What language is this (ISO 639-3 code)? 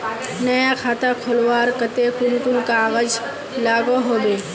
mag